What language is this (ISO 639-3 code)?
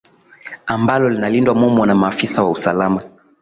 swa